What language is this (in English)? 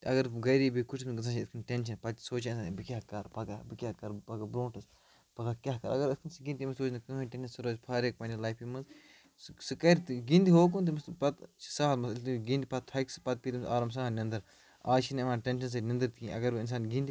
Kashmiri